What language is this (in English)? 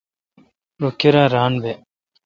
Kalkoti